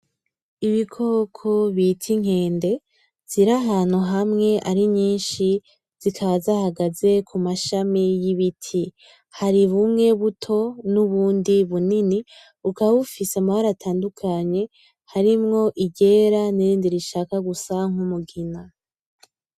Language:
Rundi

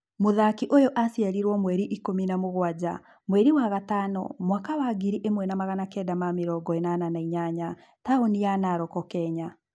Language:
Kikuyu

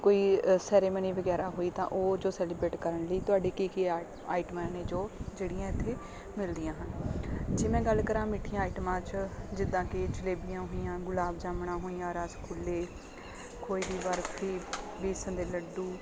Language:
Punjabi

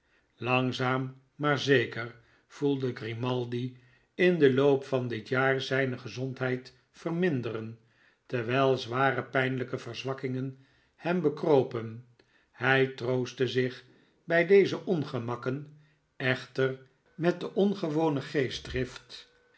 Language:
Dutch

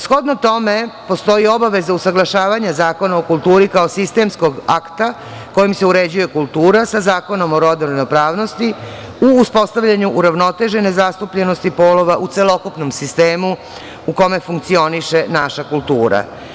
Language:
Serbian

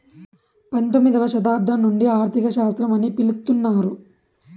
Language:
Telugu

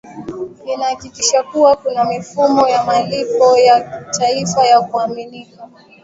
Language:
Swahili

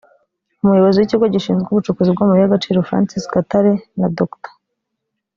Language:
Kinyarwanda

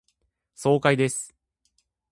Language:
Japanese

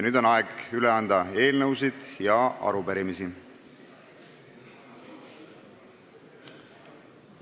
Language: Estonian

